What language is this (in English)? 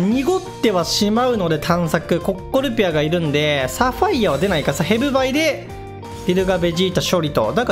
Japanese